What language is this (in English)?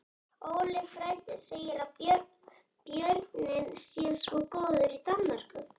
Icelandic